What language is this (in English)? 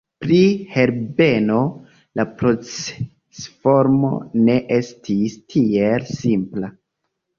Esperanto